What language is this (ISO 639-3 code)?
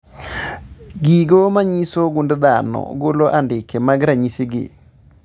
luo